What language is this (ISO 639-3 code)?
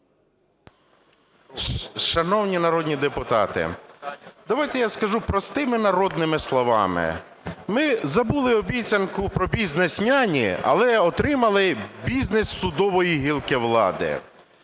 ukr